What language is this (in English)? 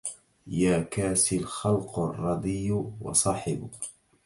Arabic